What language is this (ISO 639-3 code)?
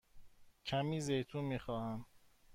fas